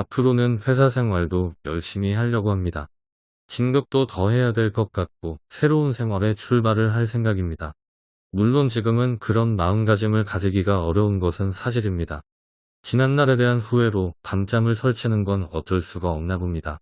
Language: Korean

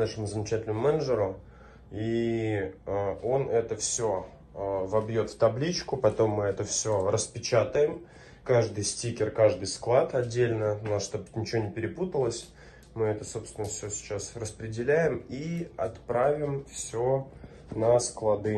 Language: Russian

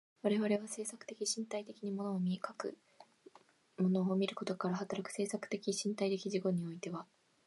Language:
Japanese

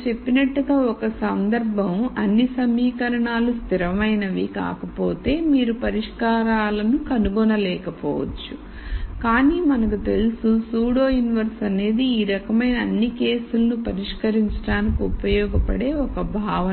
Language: Telugu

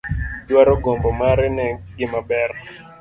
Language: Luo (Kenya and Tanzania)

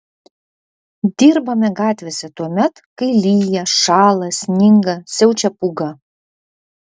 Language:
Lithuanian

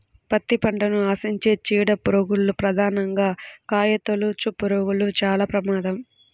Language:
Telugu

